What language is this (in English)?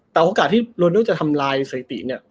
Thai